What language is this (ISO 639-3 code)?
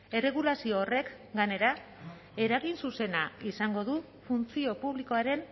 eus